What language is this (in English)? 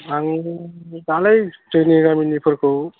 Bodo